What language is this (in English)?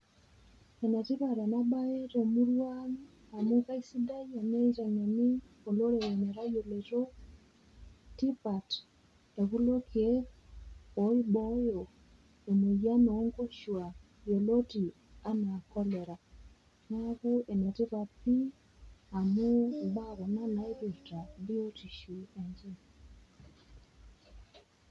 Masai